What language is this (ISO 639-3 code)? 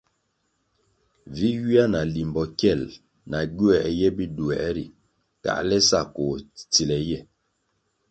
nmg